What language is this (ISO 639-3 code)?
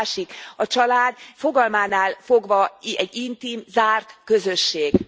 hun